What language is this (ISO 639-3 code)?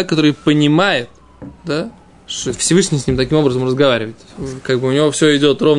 rus